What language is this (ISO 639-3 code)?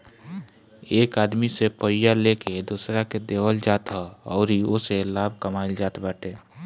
bho